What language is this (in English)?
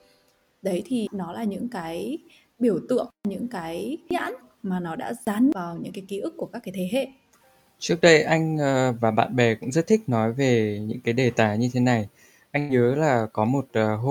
Vietnamese